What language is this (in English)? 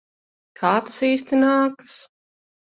Latvian